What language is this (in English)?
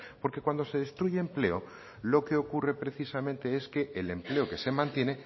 Spanish